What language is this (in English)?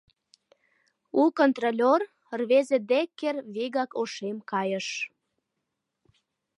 Mari